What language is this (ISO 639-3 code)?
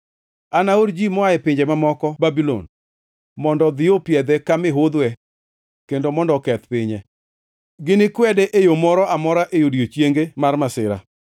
luo